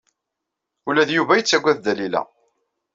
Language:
Kabyle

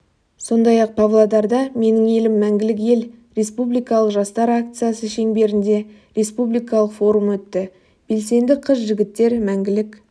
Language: Kazakh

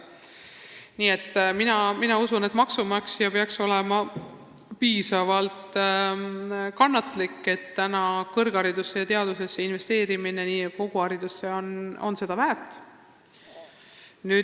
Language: Estonian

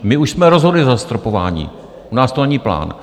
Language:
Czech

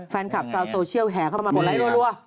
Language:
Thai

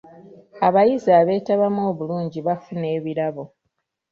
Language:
Ganda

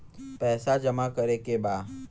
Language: Bhojpuri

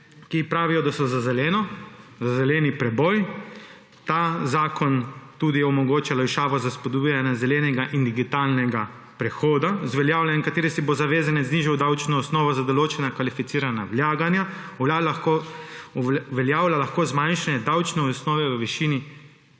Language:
Slovenian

